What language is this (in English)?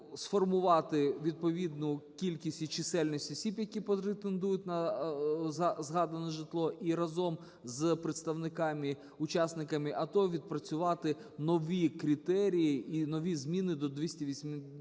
Ukrainian